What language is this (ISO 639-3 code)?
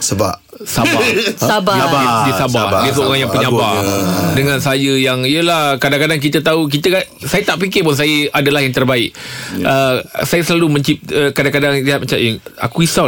msa